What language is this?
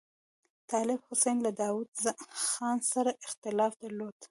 Pashto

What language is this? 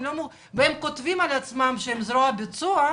Hebrew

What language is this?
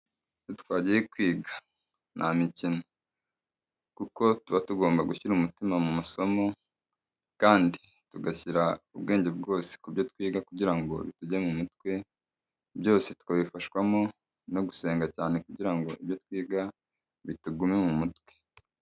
Kinyarwanda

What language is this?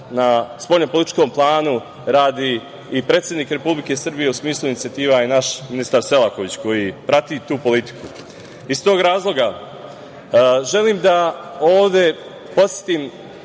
Serbian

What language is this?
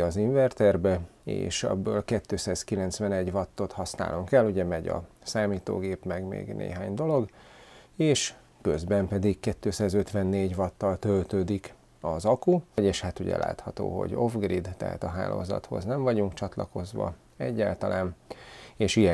Hungarian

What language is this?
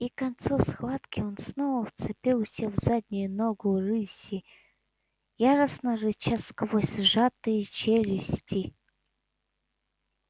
Russian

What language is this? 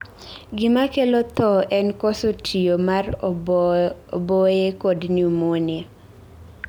Luo (Kenya and Tanzania)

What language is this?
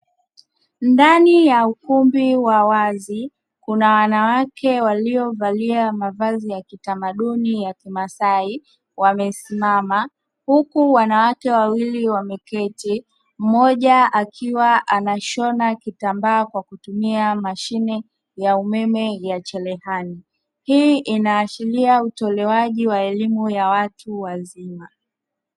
Swahili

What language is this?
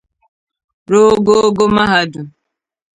Igbo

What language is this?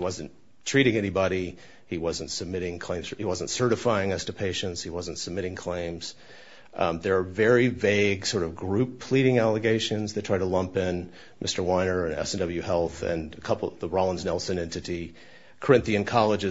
English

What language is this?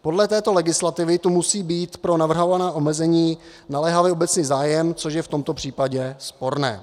Czech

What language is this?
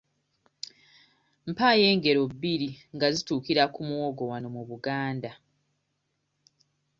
Ganda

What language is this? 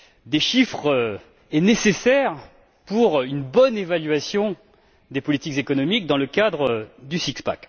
French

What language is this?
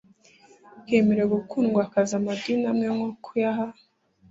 Kinyarwanda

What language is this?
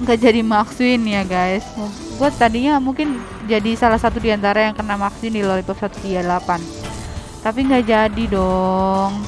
Indonesian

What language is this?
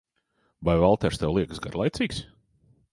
Latvian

